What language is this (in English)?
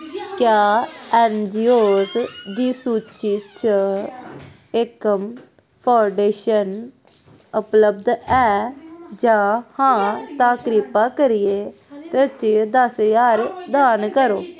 Dogri